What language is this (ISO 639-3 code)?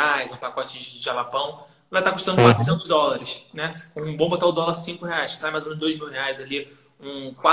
por